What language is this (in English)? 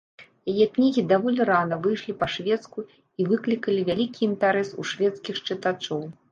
Belarusian